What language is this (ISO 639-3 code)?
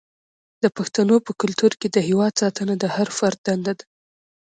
pus